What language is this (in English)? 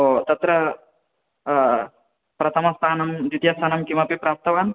Sanskrit